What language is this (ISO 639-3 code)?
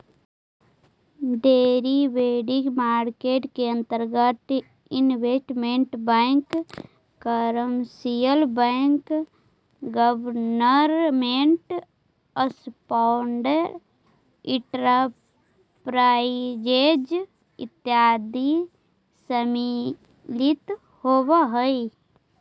mag